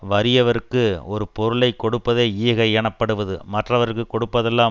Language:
Tamil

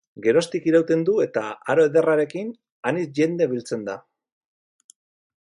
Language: Basque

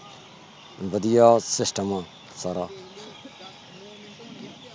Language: Punjabi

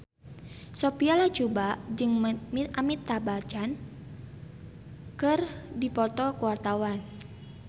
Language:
Sundanese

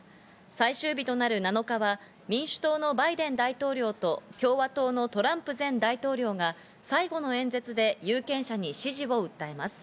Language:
Japanese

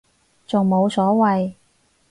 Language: Cantonese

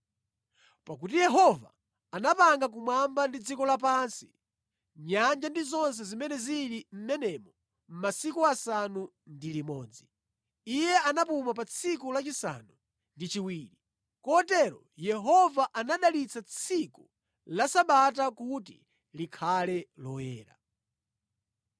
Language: Nyanja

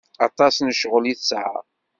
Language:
Kabyle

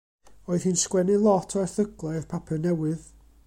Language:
Welsh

